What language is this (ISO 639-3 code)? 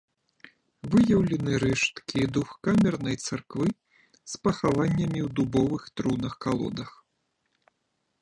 bel